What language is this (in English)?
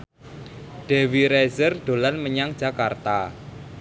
Javanese